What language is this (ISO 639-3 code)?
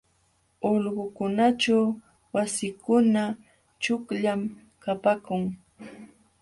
qxw